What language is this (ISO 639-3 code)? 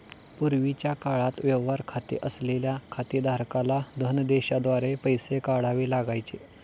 mar